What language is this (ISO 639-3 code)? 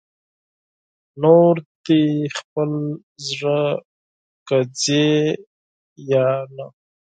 pus